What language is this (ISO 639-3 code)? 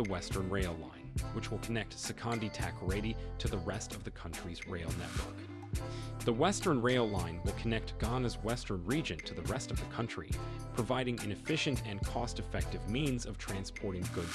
eng